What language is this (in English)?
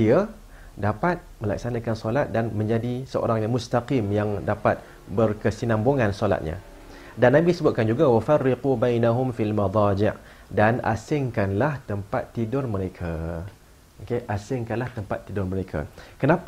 Malay